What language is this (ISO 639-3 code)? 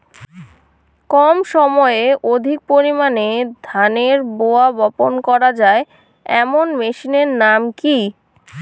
ben